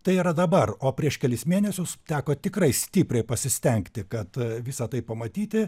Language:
Lithuanian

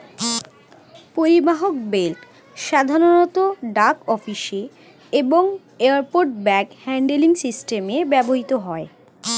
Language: Bangla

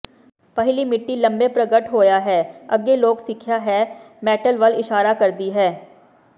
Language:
Punjabi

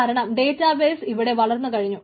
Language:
Malayalam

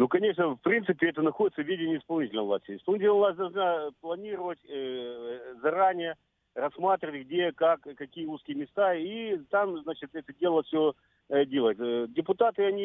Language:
Russian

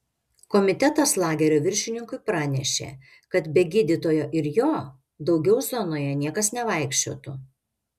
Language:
Lithuanian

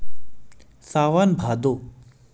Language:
Chhattisgarhi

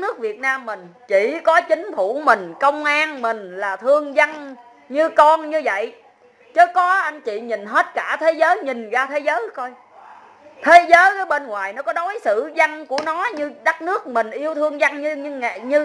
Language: Vietnamese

